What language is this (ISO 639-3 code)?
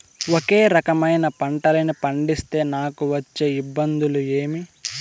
tel